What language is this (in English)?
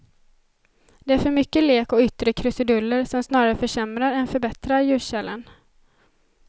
Swedish